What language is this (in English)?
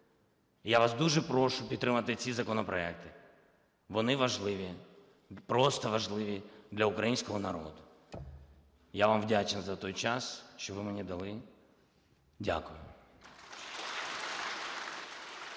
Ukrainian